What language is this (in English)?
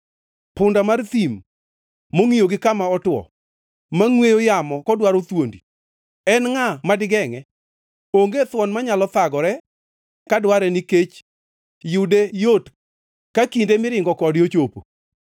Luo (Kenya and Tanzania)